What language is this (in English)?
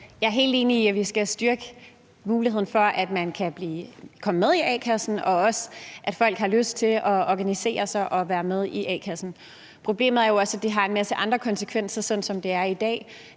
Danish